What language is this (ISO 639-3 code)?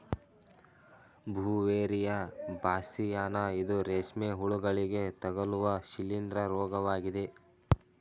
kan